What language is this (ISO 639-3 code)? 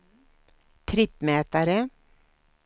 swe